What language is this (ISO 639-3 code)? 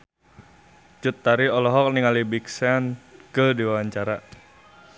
sun